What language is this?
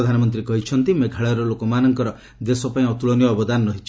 Odia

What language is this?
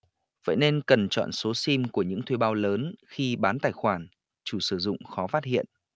Vietnamese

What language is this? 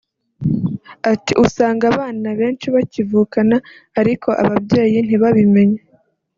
Kinyarwanda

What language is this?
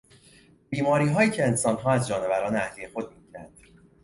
Persian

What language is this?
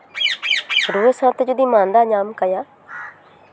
Santali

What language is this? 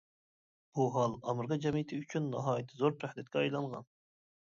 Uyghur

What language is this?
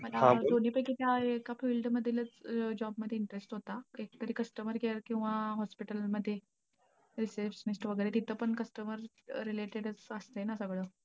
Marathi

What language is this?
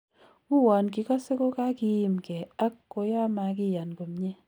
Kalenjin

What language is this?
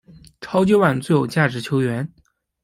Chinese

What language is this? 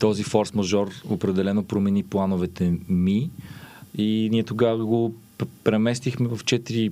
Bulgarian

